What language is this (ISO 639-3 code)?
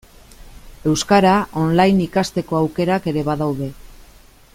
eus